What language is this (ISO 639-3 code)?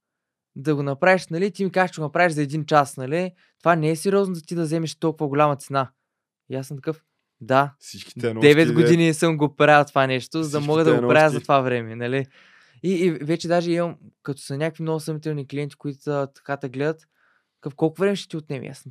bul